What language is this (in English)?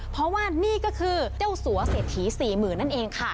Thai